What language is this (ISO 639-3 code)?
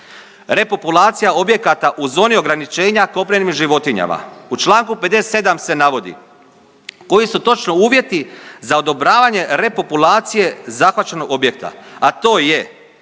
hrv